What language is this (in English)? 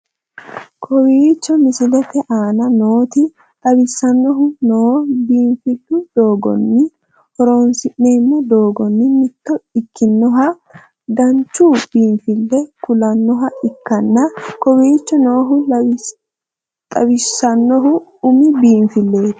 Sidamo